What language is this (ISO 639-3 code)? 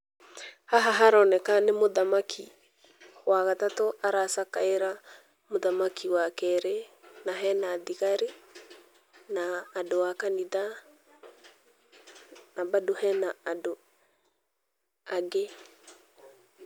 kik